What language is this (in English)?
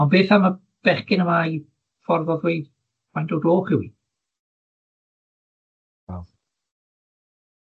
Welsh